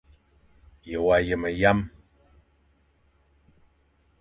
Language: Fang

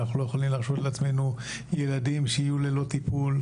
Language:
Hebrew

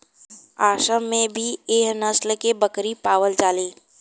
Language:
Bhojpuri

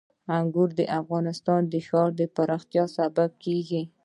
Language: Pashto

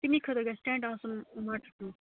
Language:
Kashmiri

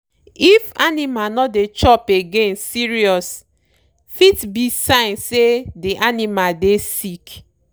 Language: Nigerian Pidgin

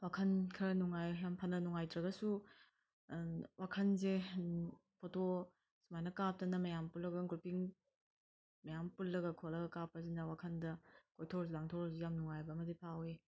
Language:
Manipuri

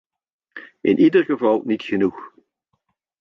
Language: Dutch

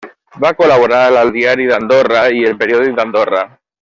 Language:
Catalan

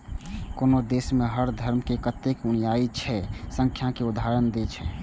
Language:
Maithili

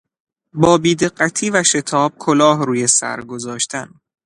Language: Persian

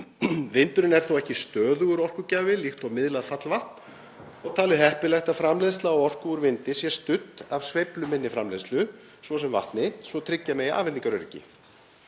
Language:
Icelandic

